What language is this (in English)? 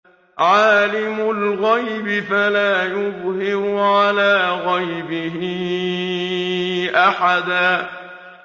Arabic